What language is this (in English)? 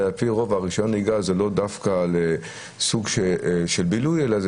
Hebrew